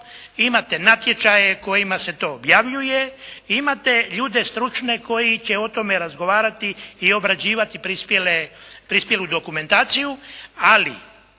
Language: Croatian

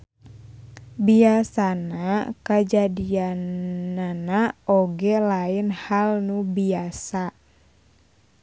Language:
Sundanese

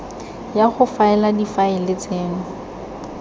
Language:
Tswana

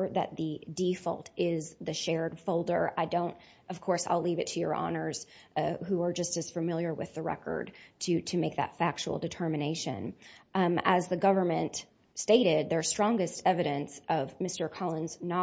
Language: English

